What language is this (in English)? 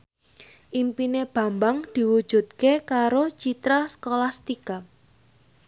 Javanese